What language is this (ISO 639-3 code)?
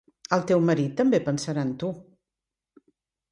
cat